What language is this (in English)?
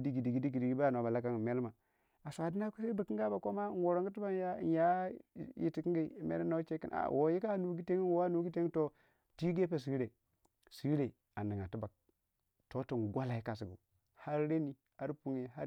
Waja